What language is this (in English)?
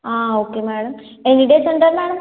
Telugu